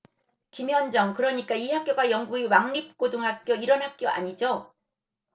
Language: Korean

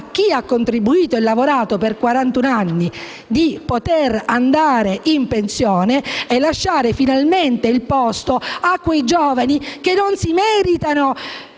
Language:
Italian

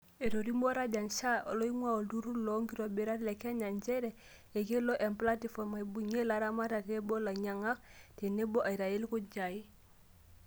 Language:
Masai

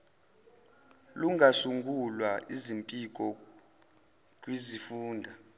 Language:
Zulu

